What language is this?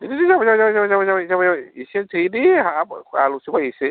Bodo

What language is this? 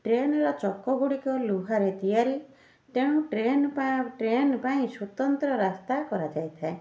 Odia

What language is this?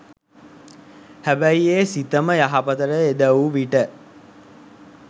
Sinhala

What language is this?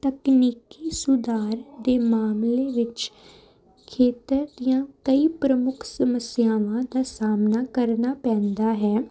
Punjabi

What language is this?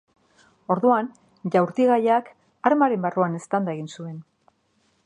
Basque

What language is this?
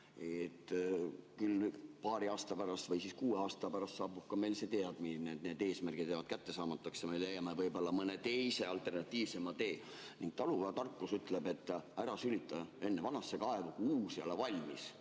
Estonian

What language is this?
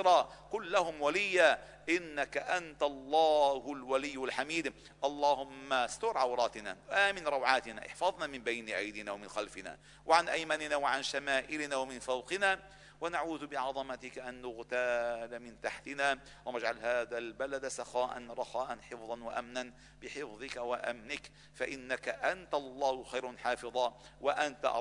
Arabic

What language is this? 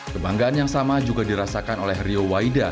Indonesian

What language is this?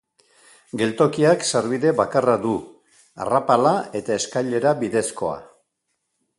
Basque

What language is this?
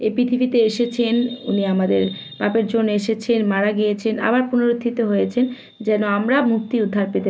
Bangla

